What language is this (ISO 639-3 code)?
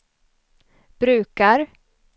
swe